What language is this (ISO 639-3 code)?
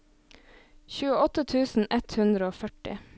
nor